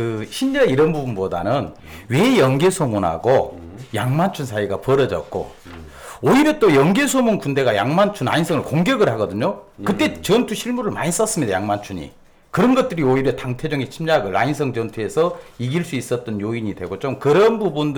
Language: Korean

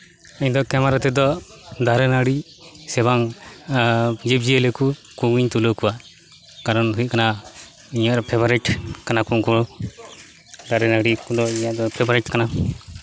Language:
Santali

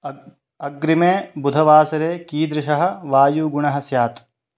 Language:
Sanskrit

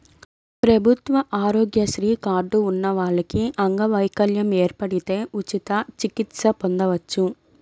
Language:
Telugu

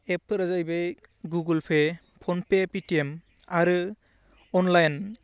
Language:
Bodo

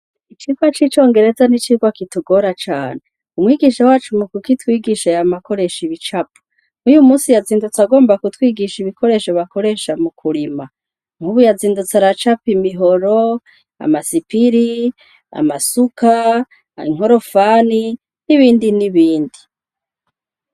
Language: Rundi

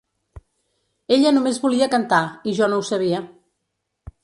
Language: Catalan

